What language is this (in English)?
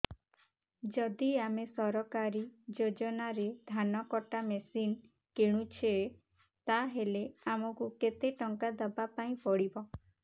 Odia